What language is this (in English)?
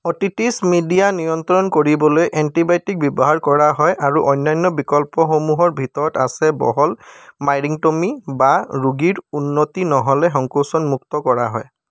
Assamese